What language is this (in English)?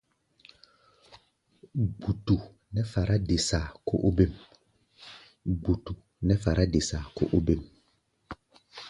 Gbaya